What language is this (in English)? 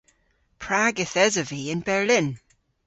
Cornish